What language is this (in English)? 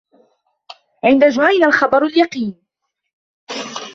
Arabic